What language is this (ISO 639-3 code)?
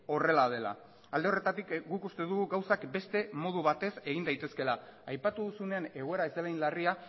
eus